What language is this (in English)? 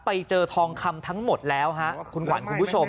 Thai